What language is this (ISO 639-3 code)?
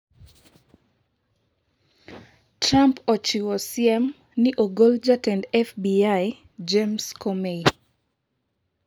luo